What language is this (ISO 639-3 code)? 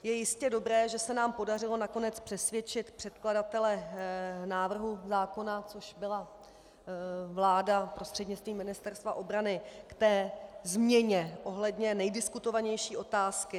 ces